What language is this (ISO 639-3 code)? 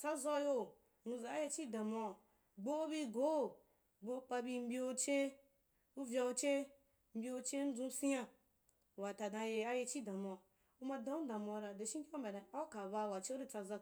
juk